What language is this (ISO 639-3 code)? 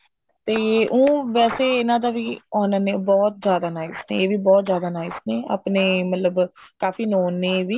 pan